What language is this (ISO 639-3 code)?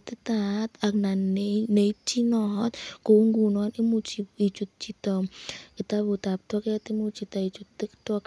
kln